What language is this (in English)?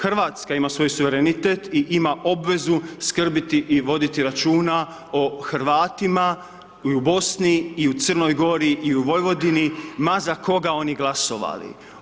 Croatian